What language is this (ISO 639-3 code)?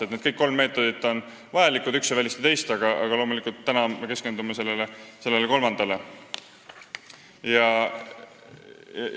est